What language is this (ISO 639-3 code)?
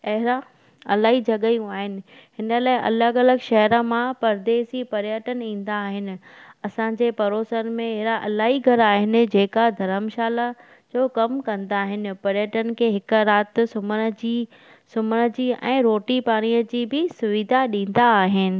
snd